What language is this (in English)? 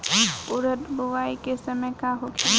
Bhojpuri